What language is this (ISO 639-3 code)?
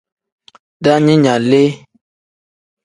kdh